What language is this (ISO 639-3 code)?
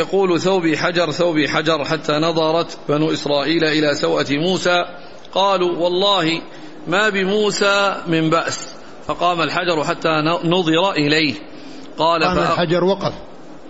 ara